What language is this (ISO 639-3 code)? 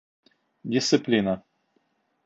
bak